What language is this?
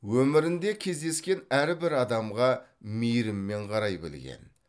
Kazakh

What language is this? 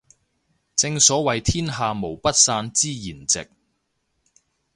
Cantonese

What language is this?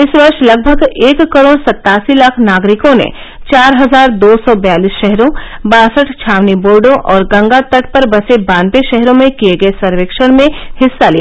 Hindi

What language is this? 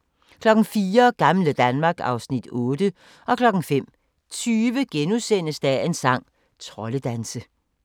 Danish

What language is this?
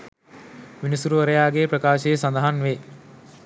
Sinhala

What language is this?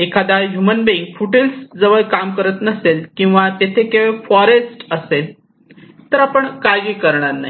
Marathi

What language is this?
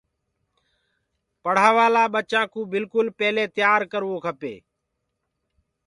Gurgula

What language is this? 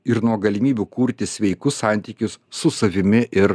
Lithuanian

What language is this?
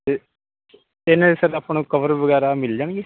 Punjabi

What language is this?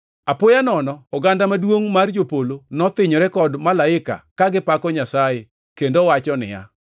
Luo (Kenya and Tanzania)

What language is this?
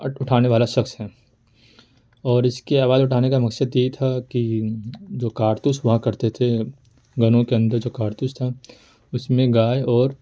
Urdu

